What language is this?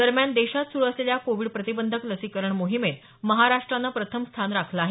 Marathi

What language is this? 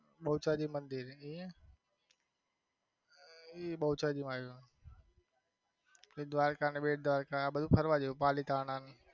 Gujarati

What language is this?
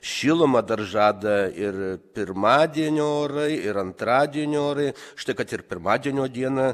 Lithuanian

